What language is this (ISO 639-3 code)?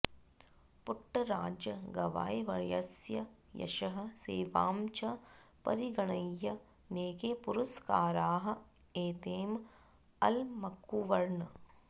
san